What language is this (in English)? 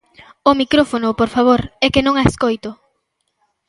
Galician